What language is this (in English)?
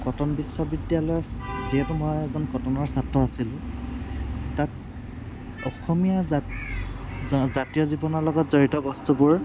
Assamese